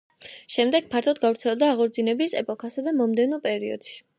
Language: Georgian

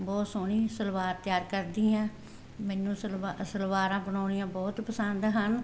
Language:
Punjabi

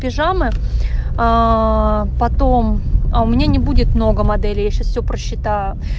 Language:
Russian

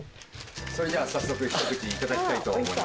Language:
Japanese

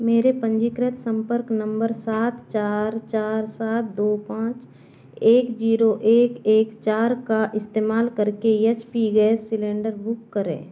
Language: Hindi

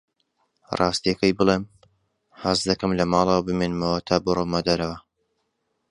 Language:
Central Kurdish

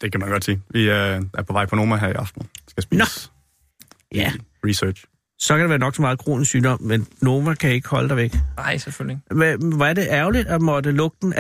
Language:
Danish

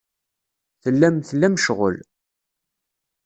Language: Kabyle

